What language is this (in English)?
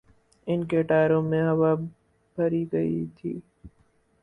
Urdu